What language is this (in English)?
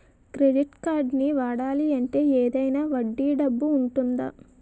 Telugu